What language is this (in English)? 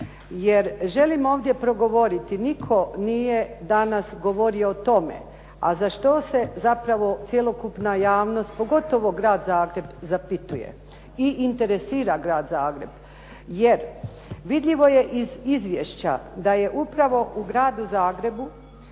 Croatian